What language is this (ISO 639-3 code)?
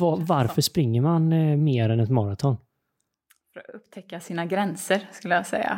swe